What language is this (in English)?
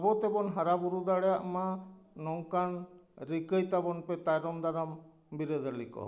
Santali